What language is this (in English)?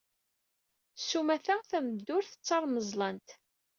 Kabyle